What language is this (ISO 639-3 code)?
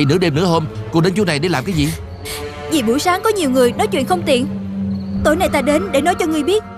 vie